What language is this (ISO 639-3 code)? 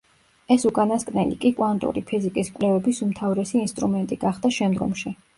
kat